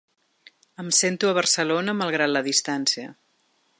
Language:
Catalan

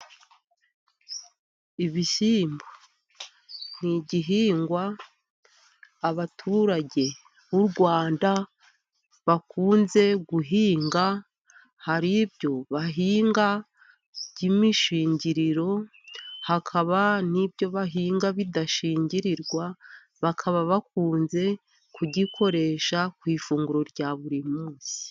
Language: Kinyarwanda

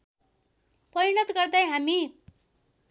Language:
Nepali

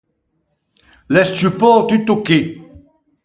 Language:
Ligurian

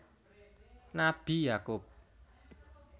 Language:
Javanese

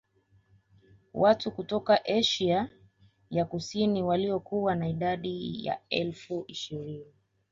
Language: Swahili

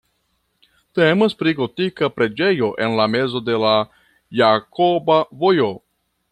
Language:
Esperanto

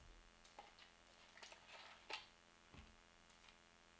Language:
Norwegian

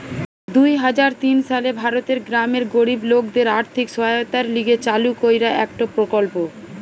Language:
Bangla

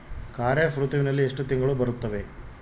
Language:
Kannada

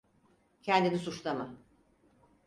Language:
Turkish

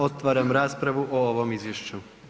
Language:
Croatian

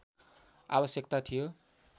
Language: Nepali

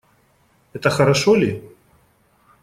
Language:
Russian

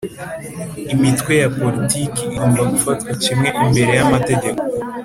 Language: Kinyarwanda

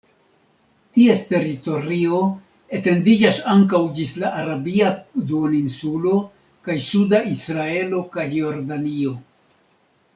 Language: Esperanto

